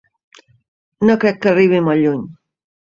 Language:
Catalan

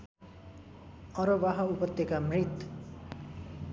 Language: Nepali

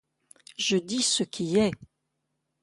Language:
French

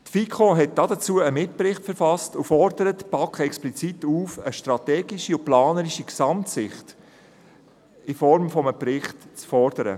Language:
Swiss German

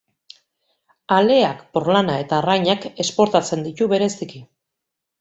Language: Basque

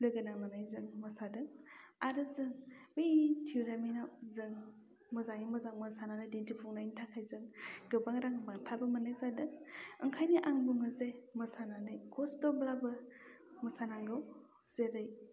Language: Bodo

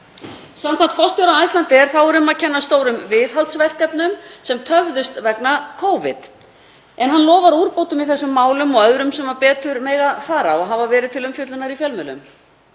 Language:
Icelandic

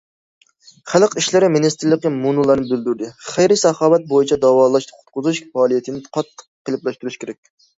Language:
Uyghur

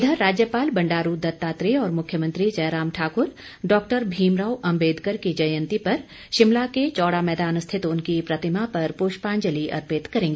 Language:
Hindi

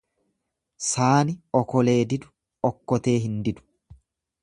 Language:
Oromo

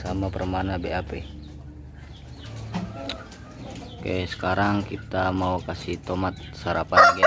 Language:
Indonesian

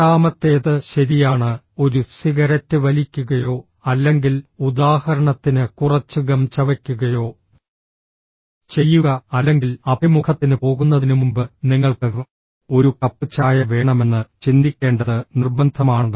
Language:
Malayalam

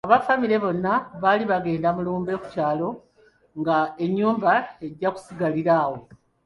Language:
Ganda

